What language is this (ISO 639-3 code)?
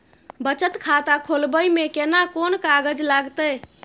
mai